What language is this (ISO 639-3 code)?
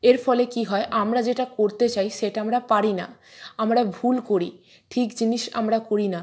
ben